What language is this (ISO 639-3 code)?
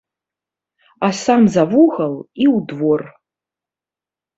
bel